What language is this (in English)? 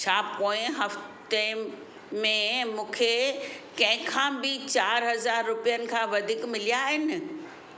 Sindhi